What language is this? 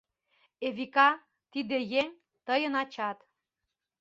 Mari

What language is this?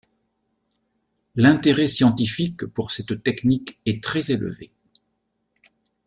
French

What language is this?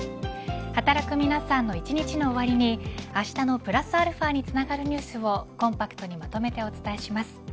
Japanese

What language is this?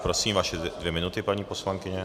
Czech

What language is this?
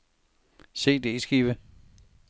Danish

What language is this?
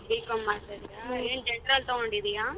Kannada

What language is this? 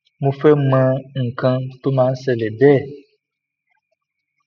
Yoruba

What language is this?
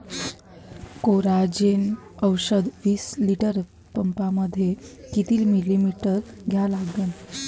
Marathi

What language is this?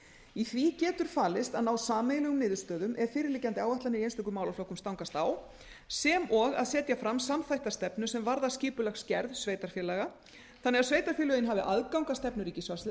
Icelandic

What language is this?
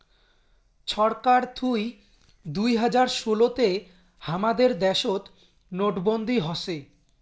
Bangla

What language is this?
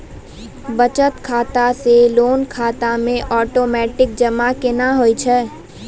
Maithili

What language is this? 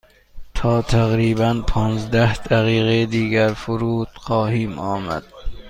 Persian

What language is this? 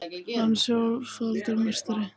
Icelandic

